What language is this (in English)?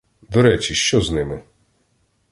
Ukrainian